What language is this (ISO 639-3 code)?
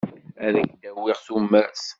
kab